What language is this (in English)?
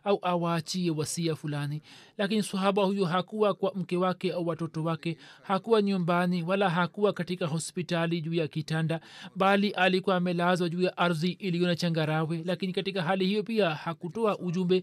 Swahili